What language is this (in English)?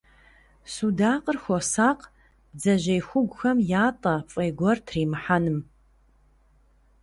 Kabardian